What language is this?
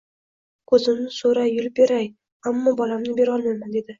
Uzbek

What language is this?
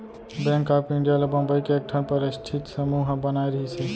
Chhattisgarhi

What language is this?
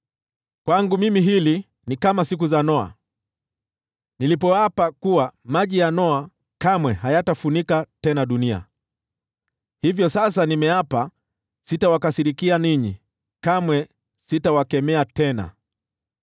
Swahili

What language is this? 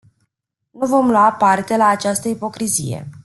Romanian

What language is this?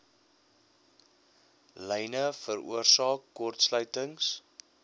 Afrikaans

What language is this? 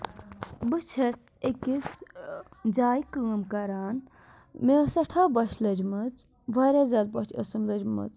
Kashmiri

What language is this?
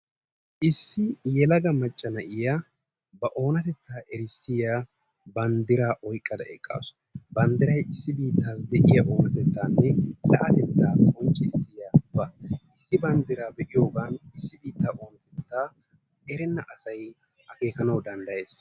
Wolaytta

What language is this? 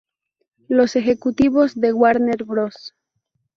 Spanish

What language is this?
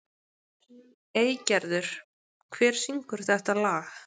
Icelandic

